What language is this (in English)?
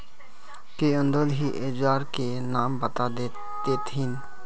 Magahi